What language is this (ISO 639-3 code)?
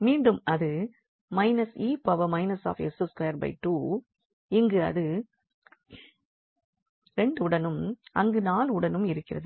tam